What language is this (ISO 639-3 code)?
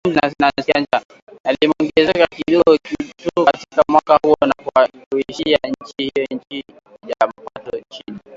swa